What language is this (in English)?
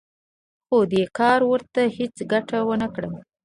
Pashto